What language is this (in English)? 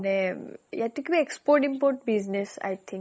Assamese